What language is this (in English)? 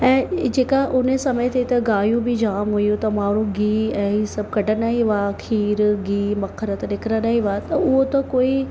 Sindhi